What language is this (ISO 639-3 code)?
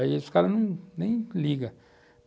por